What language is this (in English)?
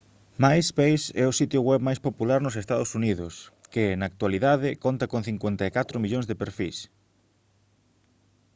Galician